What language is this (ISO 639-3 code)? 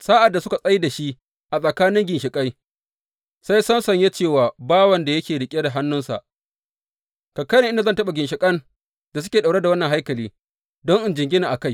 hau